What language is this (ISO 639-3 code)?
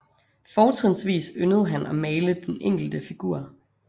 dan